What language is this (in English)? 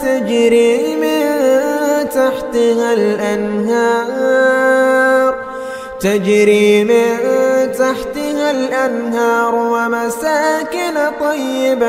Arabic